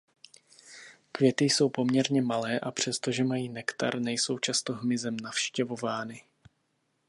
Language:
Czech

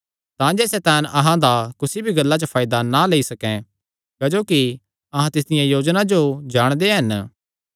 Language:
Kangri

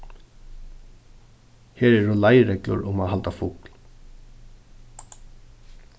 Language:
Faroese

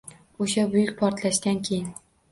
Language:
Uzbek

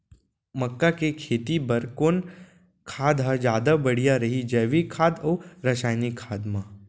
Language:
Chhattisgarhi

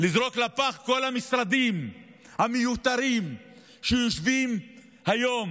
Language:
Hebrew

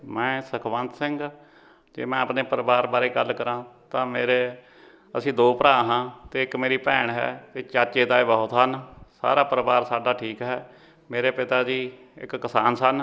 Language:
Punjabi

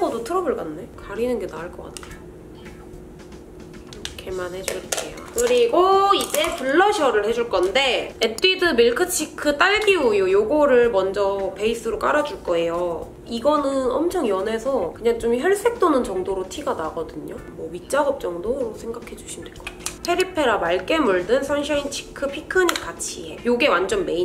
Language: Korean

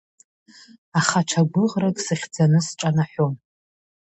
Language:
Abkhazian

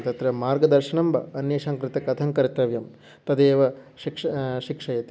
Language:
Sanskrit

